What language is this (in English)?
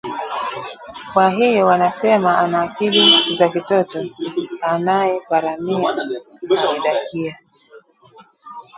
Swahili